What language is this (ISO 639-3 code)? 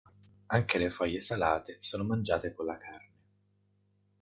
ita